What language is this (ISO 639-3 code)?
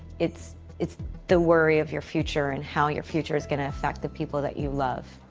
eng